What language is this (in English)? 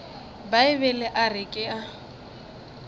Northern Sotho